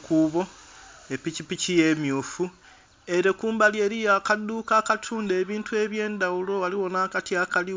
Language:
Soga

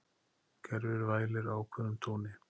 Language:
Icelandic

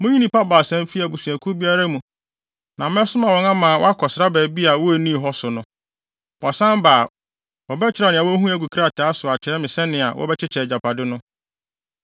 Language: Akan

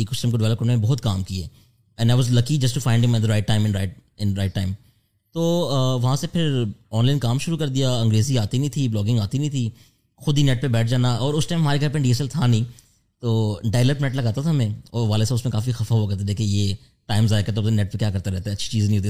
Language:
Urdu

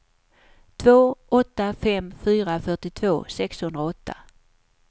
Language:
Swedish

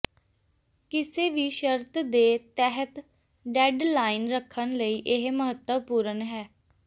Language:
Punjabi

